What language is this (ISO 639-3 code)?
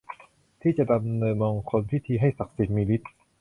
tha